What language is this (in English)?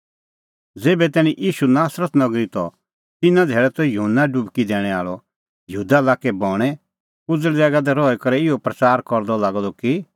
Kullu Pahari